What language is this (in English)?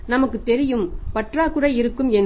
Tamil